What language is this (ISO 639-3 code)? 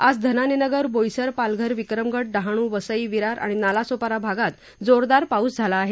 mar